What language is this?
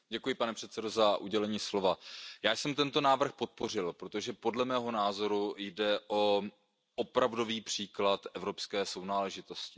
Czech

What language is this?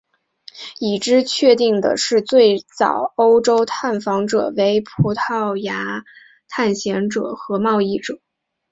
Chinese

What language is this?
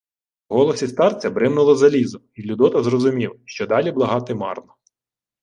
Ukrainian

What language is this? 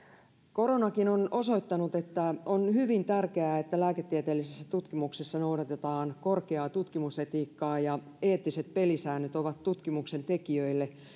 Finnish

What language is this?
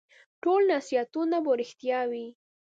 Pashto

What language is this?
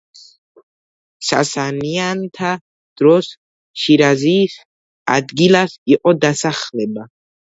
Georgian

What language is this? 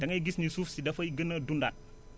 Wolof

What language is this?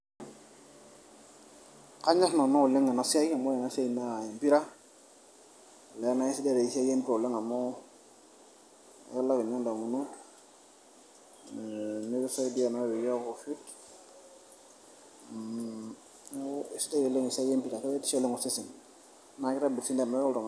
Masai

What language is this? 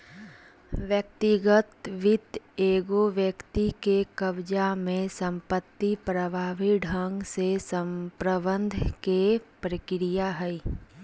Magahi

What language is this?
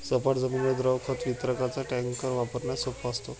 Marathi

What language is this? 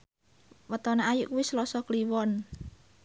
Javanese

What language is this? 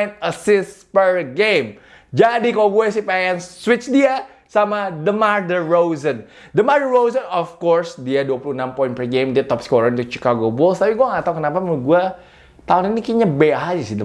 Indonesian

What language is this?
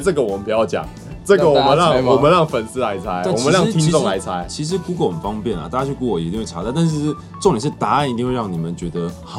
Chinese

